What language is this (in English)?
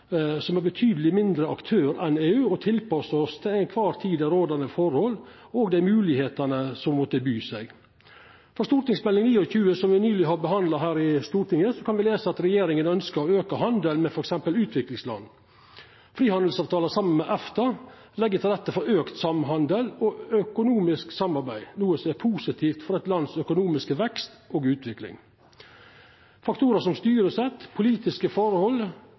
Norwegian Nynorsk